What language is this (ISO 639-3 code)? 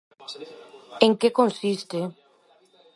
glg